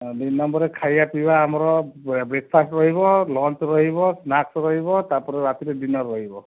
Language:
Odia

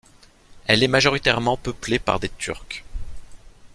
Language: French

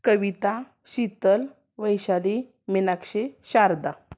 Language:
Marathi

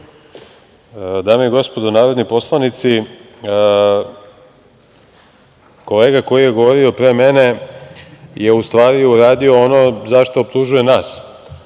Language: Serbian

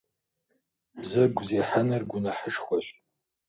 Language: Kabardian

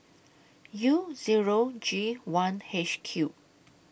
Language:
English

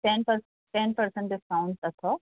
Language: Sindhi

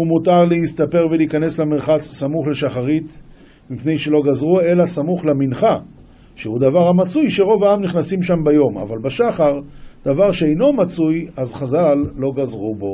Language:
Hebrew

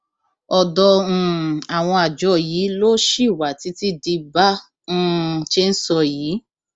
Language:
Yoruba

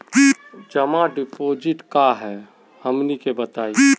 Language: Magahi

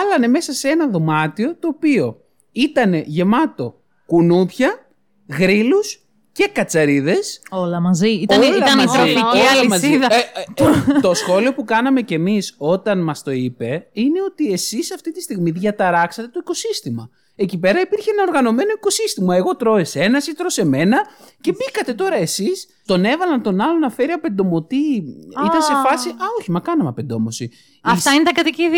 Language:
Greek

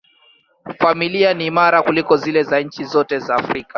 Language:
Swahili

